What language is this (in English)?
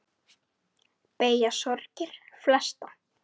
Icelandic